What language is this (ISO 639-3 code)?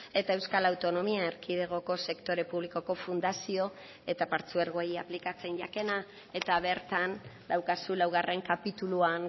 eus